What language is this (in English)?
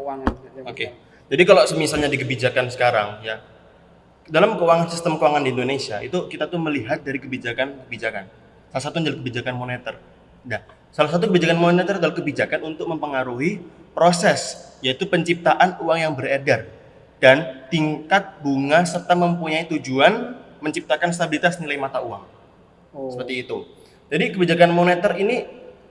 Indonesian